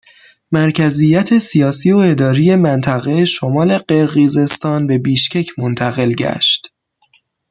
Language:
Persian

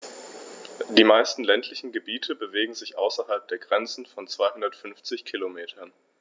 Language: German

